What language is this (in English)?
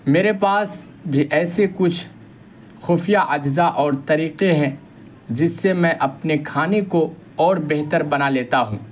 Urdu